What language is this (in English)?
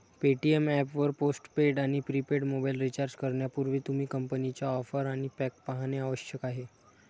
Marathi